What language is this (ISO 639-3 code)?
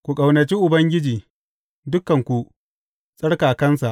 hau